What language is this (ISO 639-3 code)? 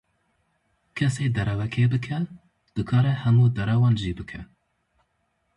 kur